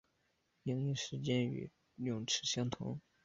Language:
Chinese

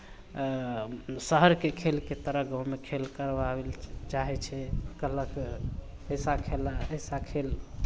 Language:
Maithili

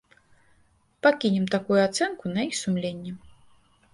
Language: Belarusian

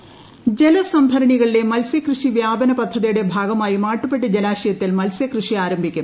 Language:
Malayalam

